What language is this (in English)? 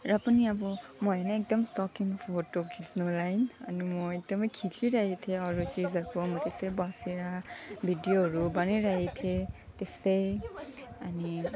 Nepali